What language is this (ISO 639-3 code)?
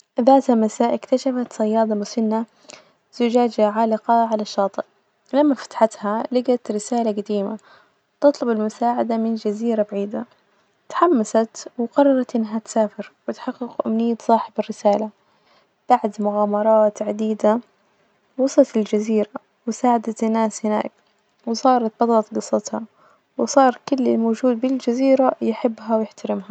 ars